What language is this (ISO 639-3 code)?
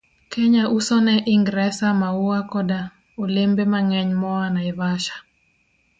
luo